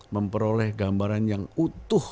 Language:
Indonesian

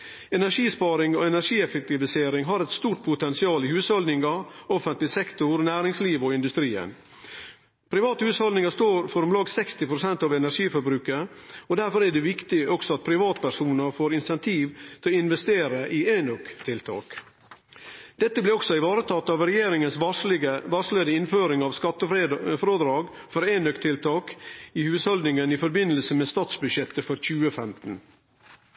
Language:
Norwegian Nynorsk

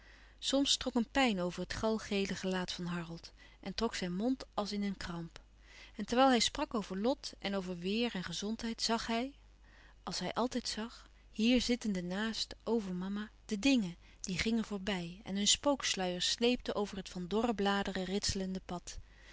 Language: Dutch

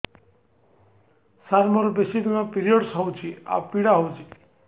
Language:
Odia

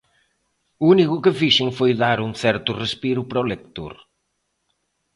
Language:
Galician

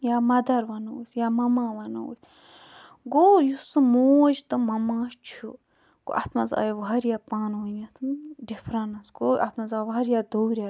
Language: Kashmiri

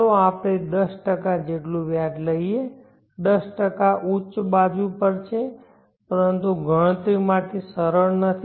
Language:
Gujarati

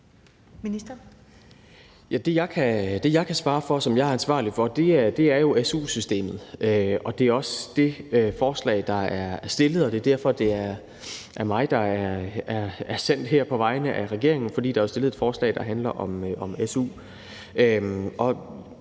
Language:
Danish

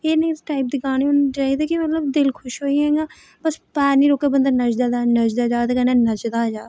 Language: Dogri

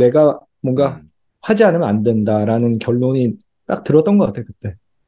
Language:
Korean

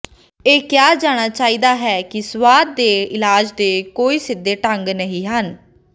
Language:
Punjabi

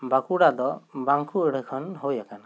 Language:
Santali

